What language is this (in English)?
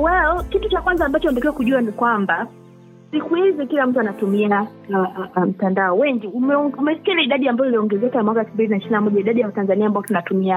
Swahili